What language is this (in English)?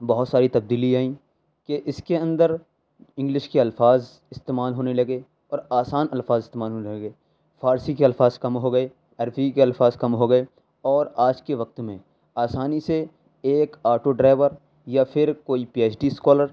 Urdu